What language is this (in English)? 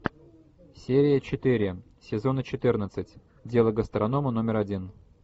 Russian